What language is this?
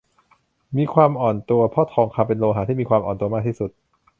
Thai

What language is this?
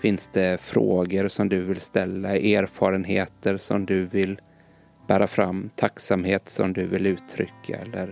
Swedish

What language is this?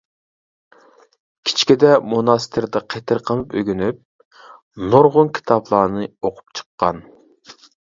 Uyghur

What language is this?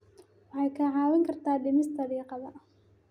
Somali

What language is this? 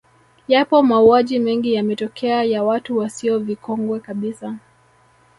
Swahili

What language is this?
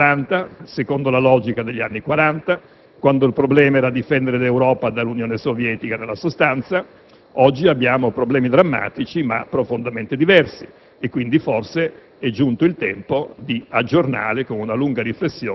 Italian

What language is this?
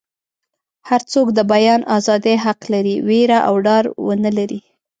Pashto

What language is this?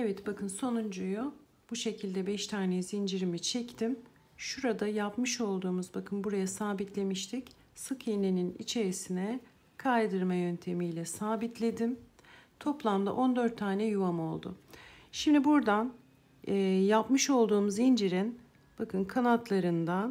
Turkish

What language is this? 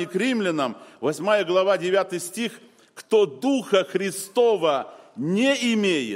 Russian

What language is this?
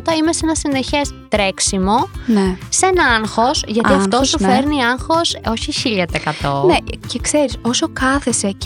Greek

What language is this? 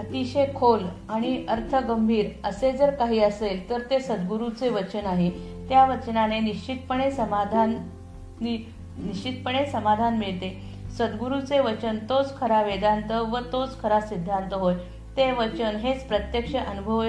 Marathi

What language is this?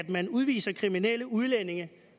Danish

